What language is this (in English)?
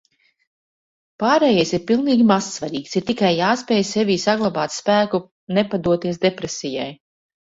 Latvian